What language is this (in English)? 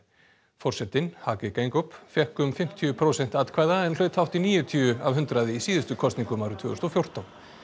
Icelandic